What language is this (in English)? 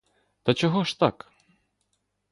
Ukrainian